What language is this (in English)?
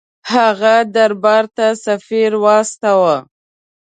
Pashto